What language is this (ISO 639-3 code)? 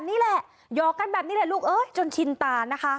tha